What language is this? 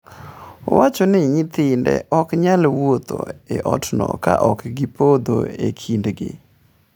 Luo (Kenya and Tanzania)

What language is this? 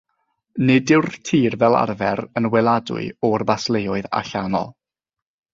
Welsh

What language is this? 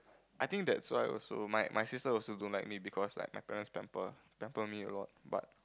English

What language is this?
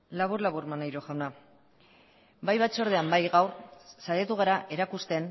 Basque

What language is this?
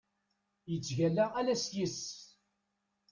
Kabyle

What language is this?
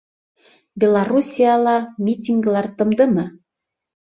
Bashkir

